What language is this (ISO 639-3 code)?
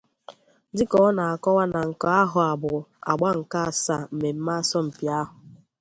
ibo